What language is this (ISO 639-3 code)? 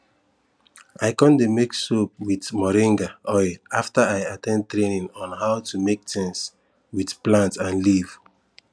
pcm